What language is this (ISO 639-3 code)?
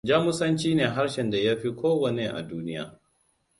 hau